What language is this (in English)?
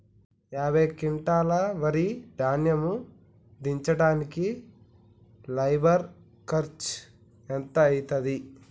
Telugu